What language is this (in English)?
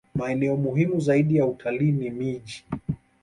Swahili